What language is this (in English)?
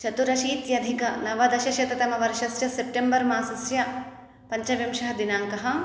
Sanskrit